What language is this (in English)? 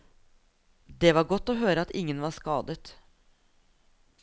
Norwegian